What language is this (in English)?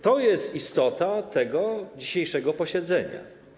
Polish